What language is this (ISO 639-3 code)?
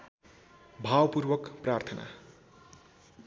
nep